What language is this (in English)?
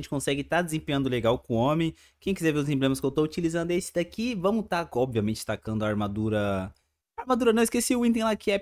Portuguese